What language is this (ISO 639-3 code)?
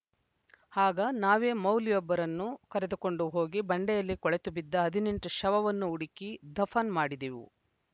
kan